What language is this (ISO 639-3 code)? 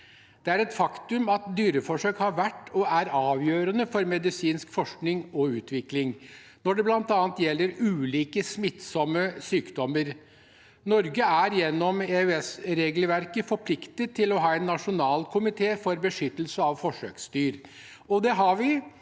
nor